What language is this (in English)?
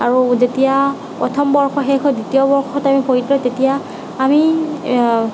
Assamese